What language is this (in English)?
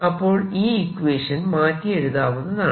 Malayalam